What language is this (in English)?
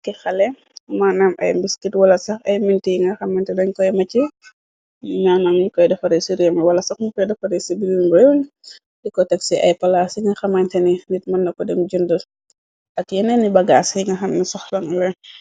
Wolof